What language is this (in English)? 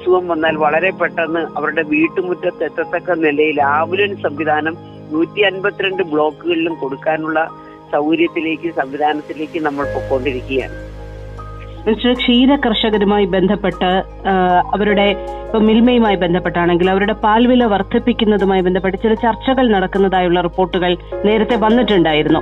Malayalam